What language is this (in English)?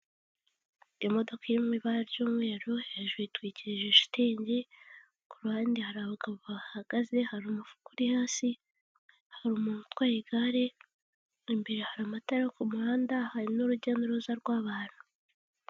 Kinyarwanda